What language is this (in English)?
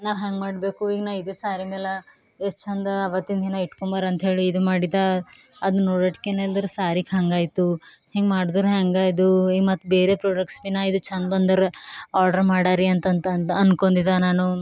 Kannada